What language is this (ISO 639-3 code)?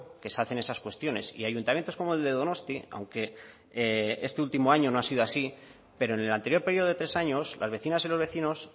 spa